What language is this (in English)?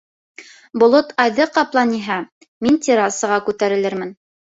Bashkir